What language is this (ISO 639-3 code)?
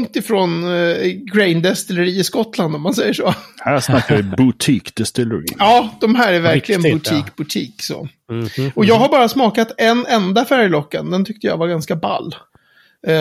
swe